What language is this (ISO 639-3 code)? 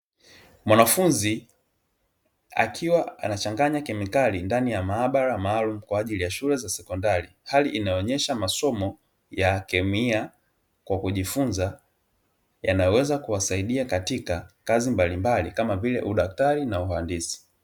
swa